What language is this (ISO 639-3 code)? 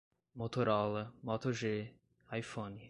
por